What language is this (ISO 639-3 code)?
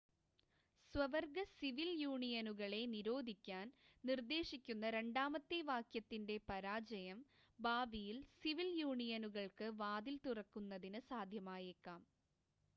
mal